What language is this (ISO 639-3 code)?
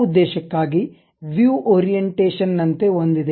kan